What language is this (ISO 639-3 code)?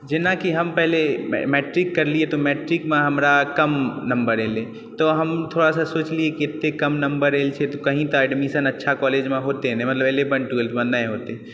mai